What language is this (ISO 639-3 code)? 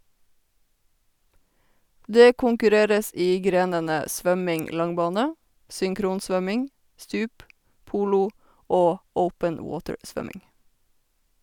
nor